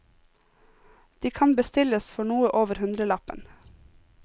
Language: Norwegian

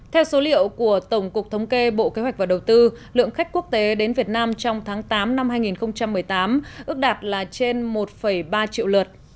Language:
Vietnamese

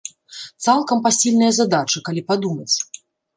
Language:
Belarusian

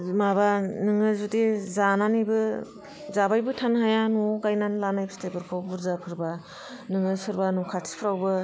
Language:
Bodo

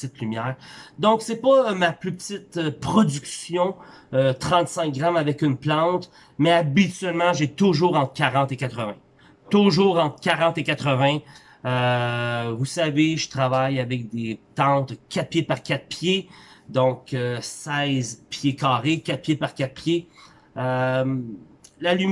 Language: French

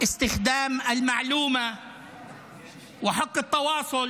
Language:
Hebrew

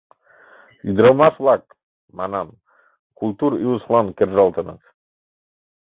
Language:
Mari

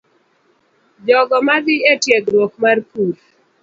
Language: Luo (Kenya and Tanzania)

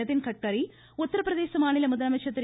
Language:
Tamil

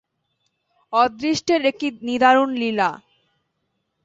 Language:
Bangla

